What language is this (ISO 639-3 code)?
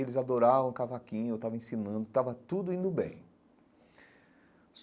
por